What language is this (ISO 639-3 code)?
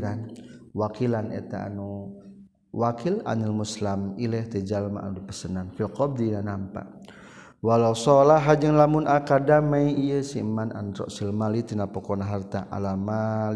msa